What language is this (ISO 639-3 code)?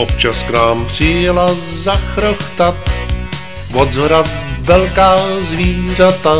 ces